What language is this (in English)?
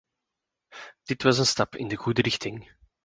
Dutch